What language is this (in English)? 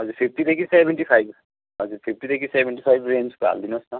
Nepali